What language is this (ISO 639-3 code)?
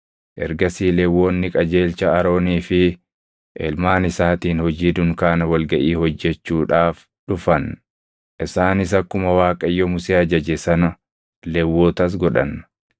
orm